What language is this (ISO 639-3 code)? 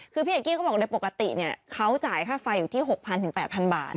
tha